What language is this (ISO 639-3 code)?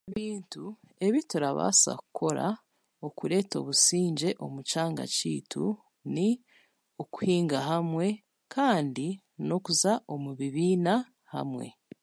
cgg